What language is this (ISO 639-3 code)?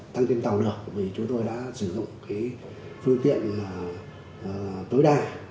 vie